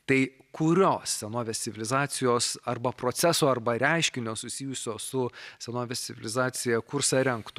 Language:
Lithuanian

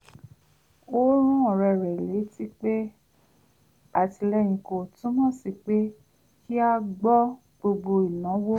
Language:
Yoruba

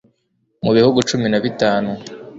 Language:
Kinyarwanda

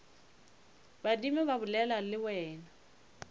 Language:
Northern Sotho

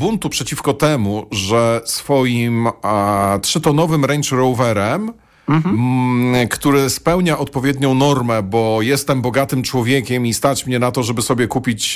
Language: Polish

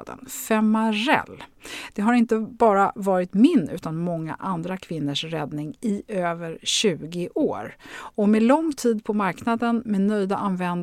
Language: Swedish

